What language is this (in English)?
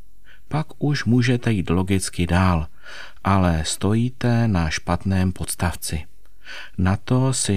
Czech